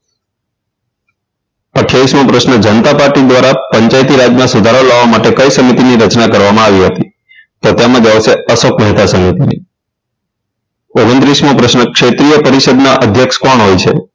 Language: Gujarati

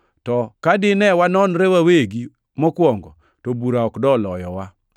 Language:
Luo (Kenya and Tanzania)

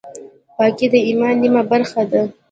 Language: Pashto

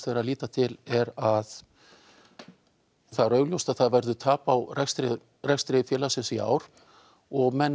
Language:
Icelandic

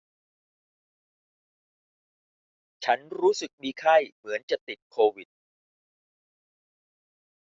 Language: Thai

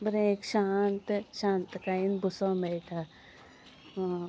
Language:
Konkani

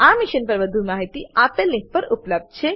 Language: Gujarati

